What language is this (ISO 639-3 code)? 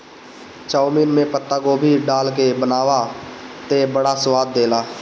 bho